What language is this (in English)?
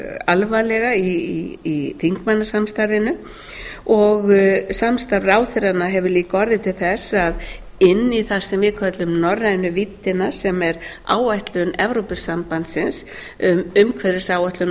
Icelandic